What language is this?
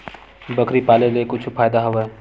Chhattisgarhi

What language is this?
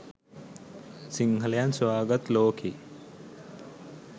Sinhala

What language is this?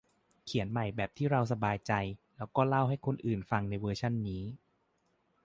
Thai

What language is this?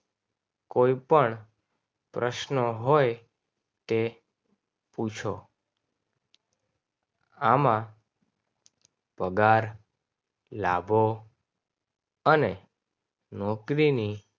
Gujarati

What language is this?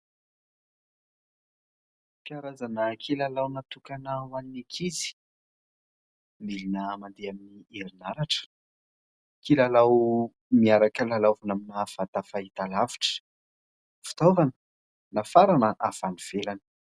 Malagasy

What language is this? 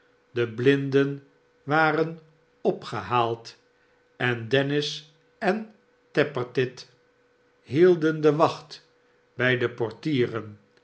Dutch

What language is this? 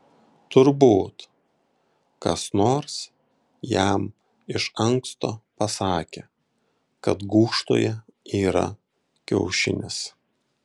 Lithuanian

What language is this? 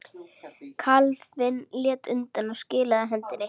Icelandic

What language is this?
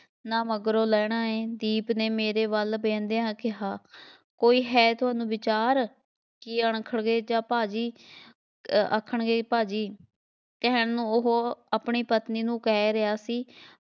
Punjabi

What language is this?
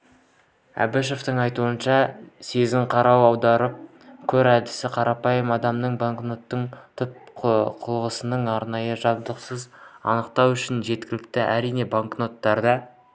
Kazakh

